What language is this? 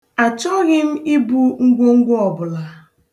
Igbo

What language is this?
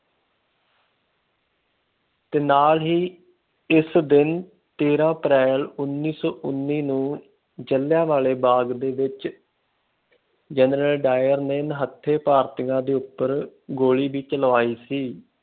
Punjabi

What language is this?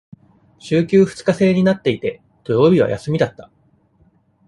Japanese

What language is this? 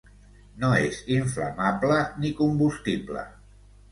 Catalan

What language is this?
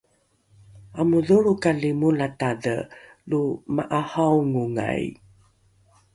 Rukai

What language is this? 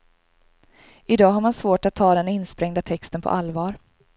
Swedish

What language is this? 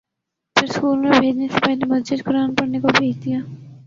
Urdu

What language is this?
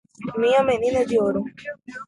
Portuguese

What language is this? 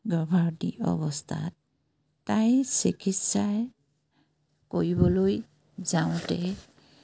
Assamese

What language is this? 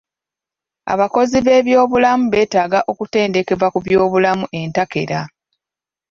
Ganda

